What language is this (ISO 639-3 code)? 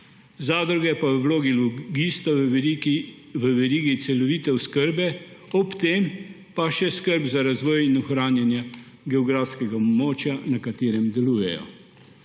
slv